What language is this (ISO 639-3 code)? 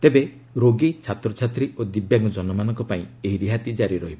ori